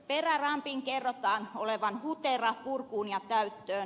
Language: Finnish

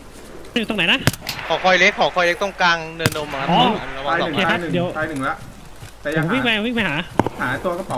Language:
Thai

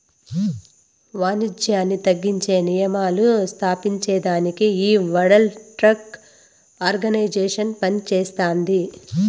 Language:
Telugu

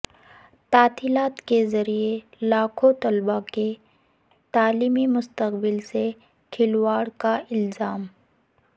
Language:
Urdu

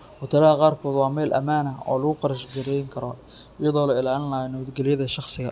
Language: Somali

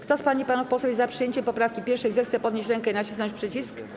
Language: Polish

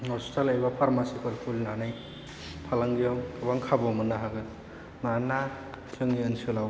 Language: Bodo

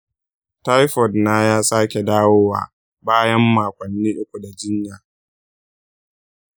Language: Hausa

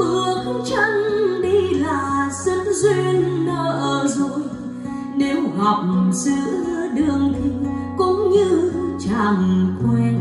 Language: Vietnamese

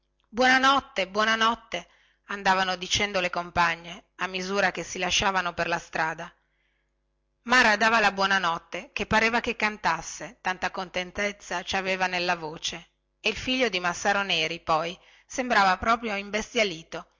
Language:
Italian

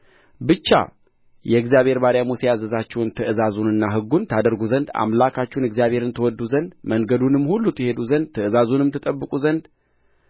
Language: Amharic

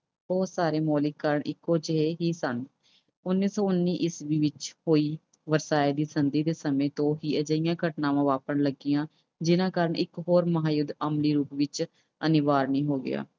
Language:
Punjabi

